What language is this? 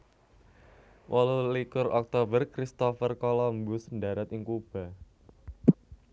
Javanese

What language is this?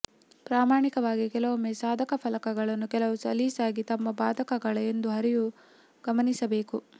Kannada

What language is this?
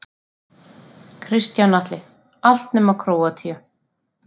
Icelandic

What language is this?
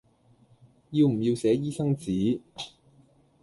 Cantonese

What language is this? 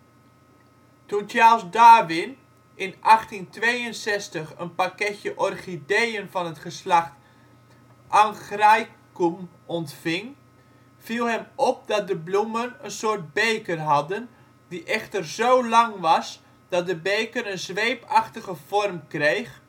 Dutch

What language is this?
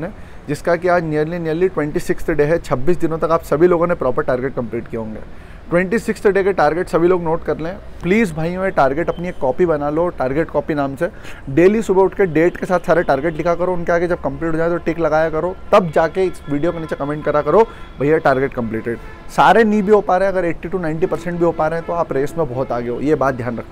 Hindi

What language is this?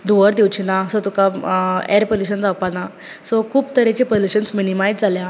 Konkani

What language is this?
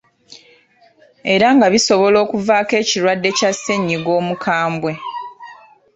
Ganda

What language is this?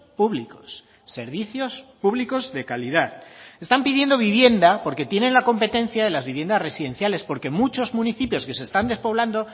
Spanish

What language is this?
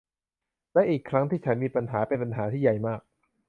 Thai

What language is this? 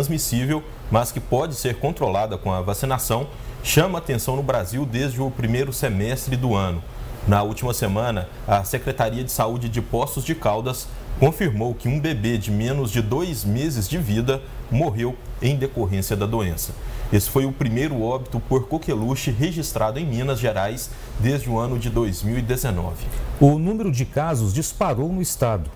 Portuguese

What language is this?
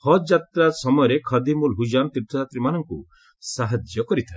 Odia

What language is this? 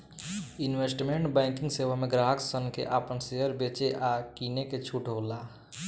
Bhojpuri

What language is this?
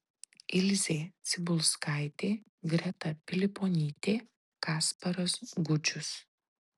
Lithuanian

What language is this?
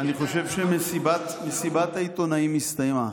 Hebrew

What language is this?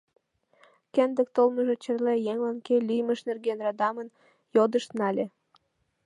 Mari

